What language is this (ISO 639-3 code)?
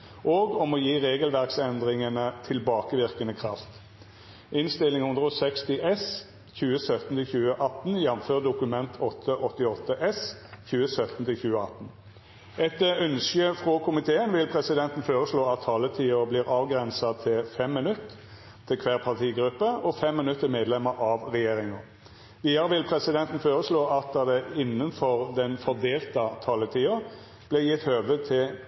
nno